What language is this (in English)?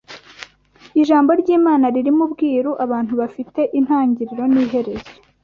Kinyarwanda